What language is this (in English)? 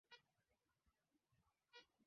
Swahili